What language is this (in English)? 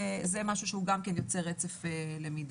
Hebrew